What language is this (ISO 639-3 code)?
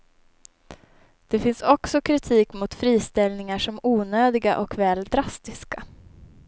swe